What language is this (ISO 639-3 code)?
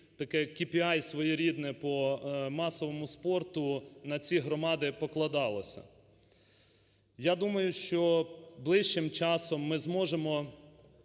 ukr